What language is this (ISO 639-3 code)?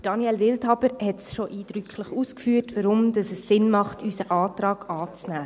gsw